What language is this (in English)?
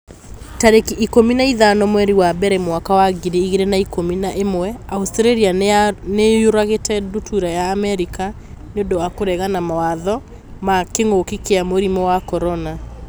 Kikuyu